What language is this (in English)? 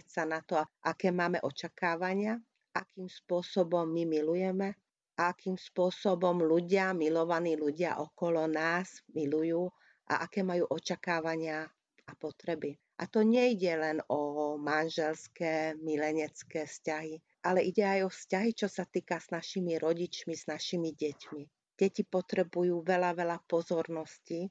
Hungarian